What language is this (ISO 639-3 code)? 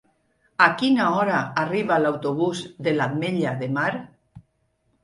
cat